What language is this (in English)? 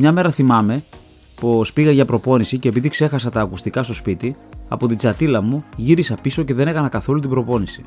Greek